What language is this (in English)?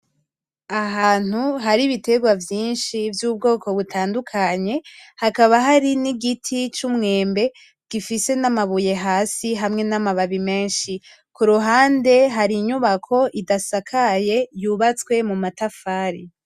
Rundi